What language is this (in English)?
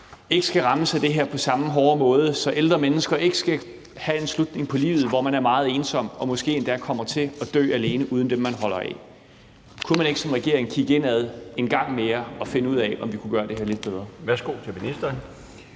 Danish